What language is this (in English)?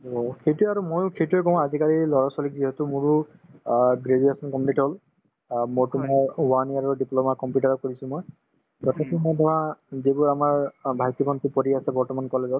Assamese